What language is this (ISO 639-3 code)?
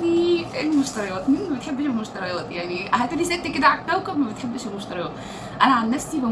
ara